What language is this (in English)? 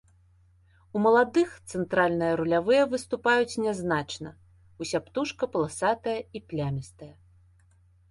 Belarusian